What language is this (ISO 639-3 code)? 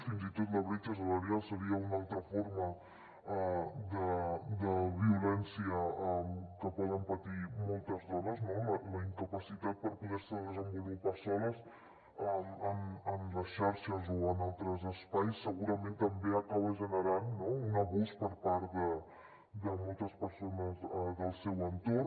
cat